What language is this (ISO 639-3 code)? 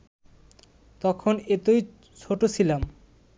ben